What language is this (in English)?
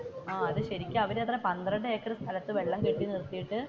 Malayalam